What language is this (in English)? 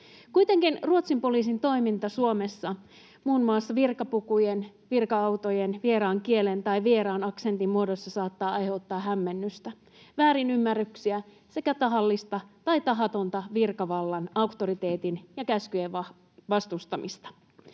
Finnish